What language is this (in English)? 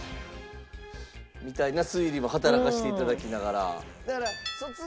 Japanese